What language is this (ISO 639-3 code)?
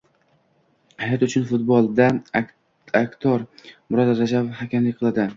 uzb